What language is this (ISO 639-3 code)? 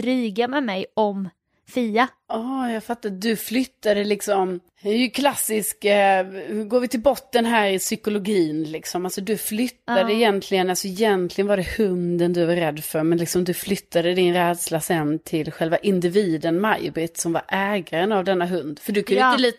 swe